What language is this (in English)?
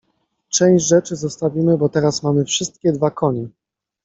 Polish